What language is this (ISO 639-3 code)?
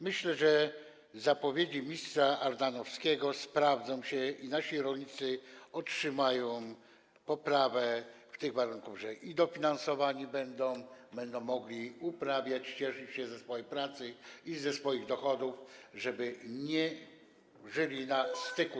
pol